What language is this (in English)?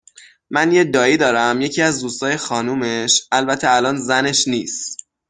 Persian